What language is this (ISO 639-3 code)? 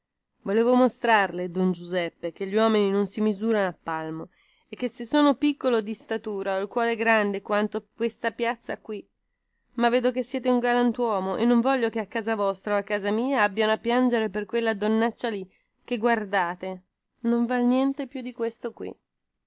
ita